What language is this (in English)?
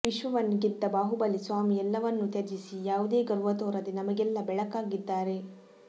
Kannada